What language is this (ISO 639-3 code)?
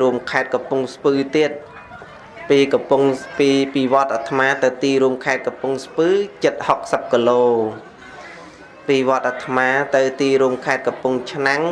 vie